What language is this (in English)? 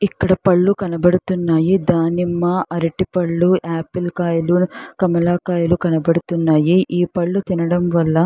Telugu